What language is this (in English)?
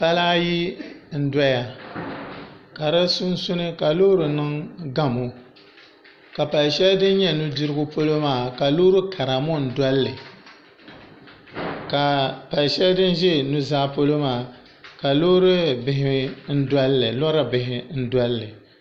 Dagbani